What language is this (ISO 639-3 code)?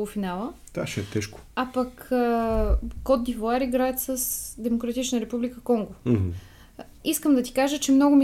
bul